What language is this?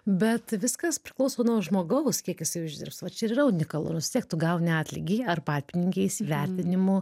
Lithuanian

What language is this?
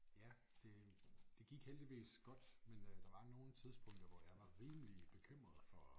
Danish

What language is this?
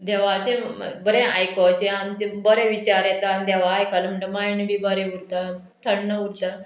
Konkani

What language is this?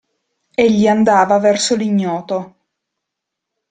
Italian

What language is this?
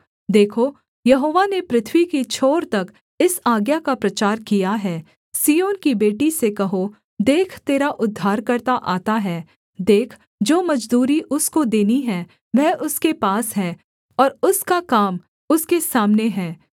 Hindi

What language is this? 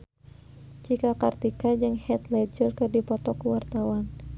Sundanese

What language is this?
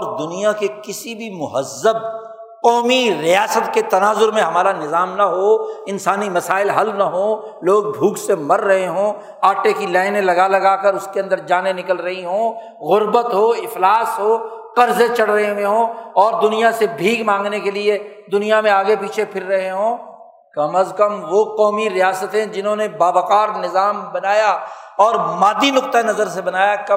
Urdu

